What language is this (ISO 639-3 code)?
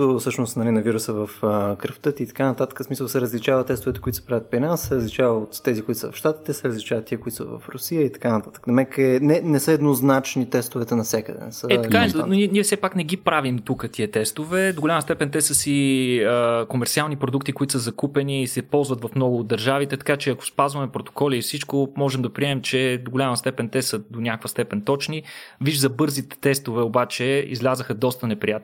bul